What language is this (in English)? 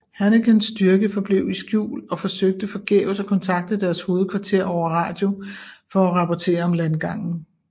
Danish